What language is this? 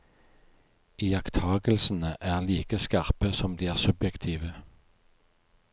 Norwegian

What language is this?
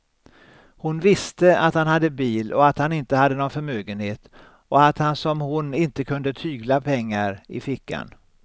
Swedish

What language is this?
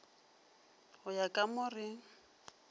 Northern Sotho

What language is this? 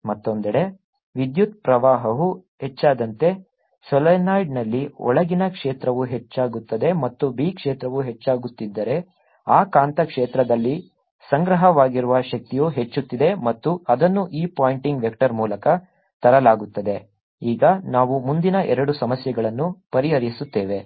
Kannada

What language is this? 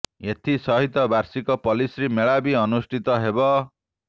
Odia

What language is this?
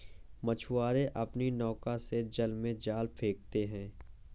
Hindi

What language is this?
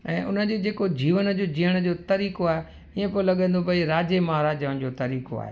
Sindhi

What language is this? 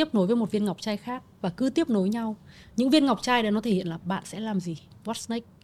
Vietnamese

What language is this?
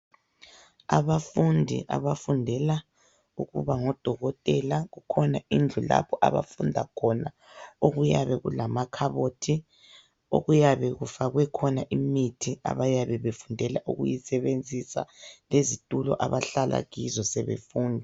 North Ndebele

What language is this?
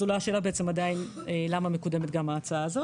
Hebrew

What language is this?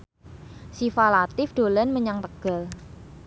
Javanese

